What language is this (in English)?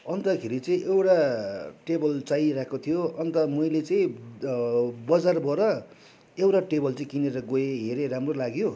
Nepali